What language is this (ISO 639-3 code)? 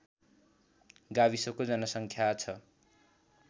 nep